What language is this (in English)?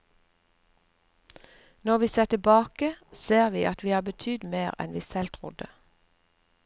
Norwegian